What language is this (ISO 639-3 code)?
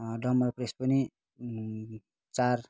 nep